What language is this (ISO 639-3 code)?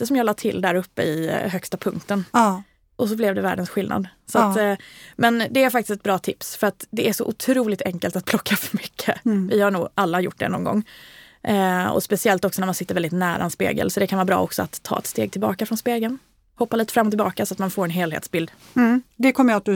swe